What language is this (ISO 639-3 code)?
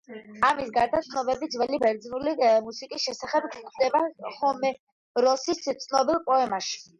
kat